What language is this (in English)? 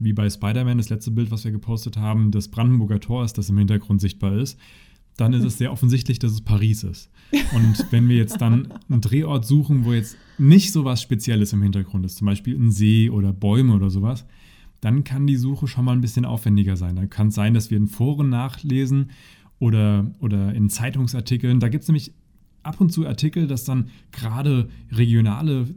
German